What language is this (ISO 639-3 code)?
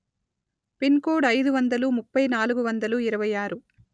tel